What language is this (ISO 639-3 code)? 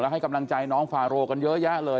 tha